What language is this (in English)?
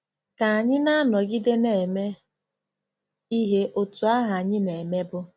Igbo